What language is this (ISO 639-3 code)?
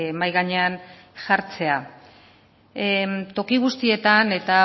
eus